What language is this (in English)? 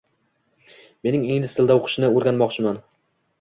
Uzbek